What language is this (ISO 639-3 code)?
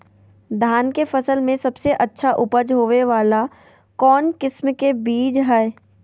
mag